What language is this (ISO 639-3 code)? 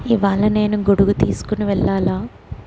tel